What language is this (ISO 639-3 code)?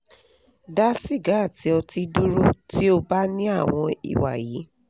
yor